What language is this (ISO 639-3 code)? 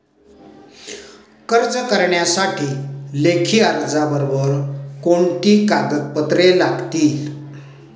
mar